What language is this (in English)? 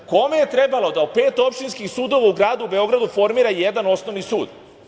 Serbian